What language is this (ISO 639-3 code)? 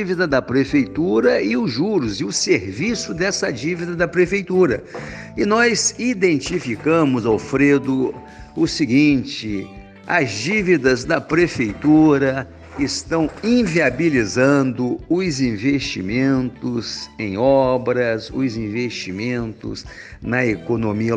por